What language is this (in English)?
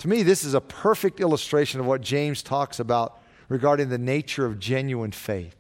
English